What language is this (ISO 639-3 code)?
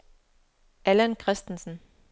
dan